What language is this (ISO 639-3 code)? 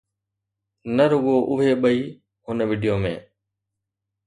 snd